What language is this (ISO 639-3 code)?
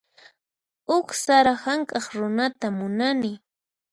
qxp